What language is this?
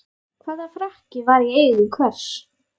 Icelandic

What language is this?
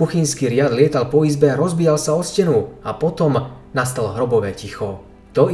Slovak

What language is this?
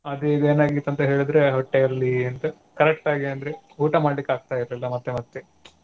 Kannada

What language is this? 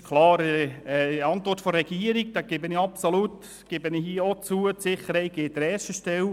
Swiss German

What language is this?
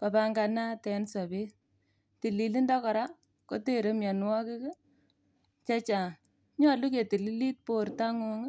Kalenjin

